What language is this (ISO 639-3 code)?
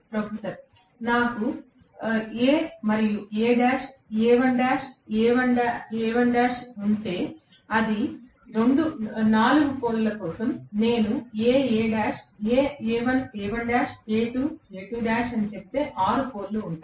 tel